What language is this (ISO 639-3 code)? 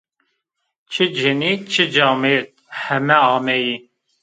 zza